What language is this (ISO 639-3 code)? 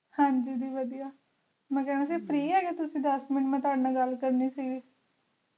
pan